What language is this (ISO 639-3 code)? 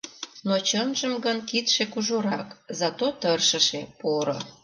chm